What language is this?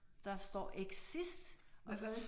Danish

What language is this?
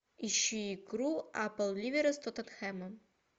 Russian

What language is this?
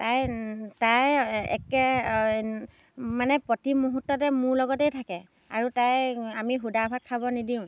Assamese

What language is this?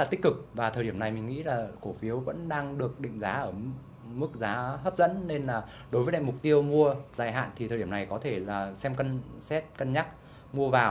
Vietnamese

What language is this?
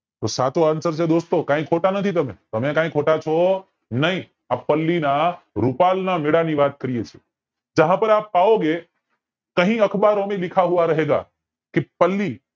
Gujarati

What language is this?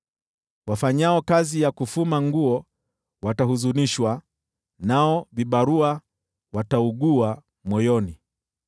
Swahili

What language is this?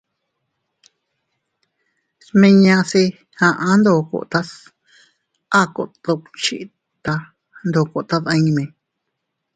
Teutila Cuicatec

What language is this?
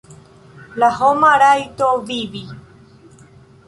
Esperanto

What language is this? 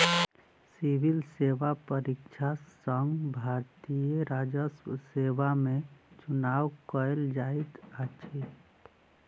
Maithili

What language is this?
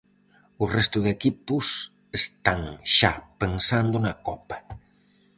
Galician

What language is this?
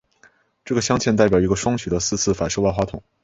Chinese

